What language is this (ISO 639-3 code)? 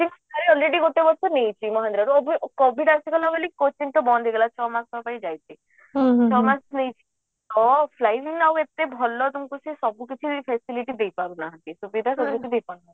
ori